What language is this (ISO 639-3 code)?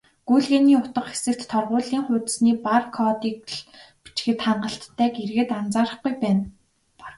mon